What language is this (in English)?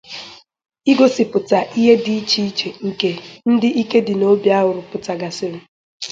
Igbo